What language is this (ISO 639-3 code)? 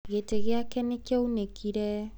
kik